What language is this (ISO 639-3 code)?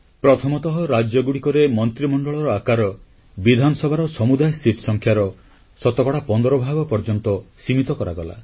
ori